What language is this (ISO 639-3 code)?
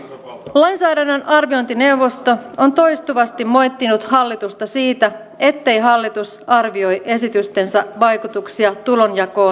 fin